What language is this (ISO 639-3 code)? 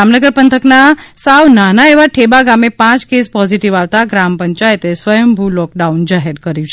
guj